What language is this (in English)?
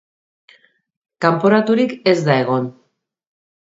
Basque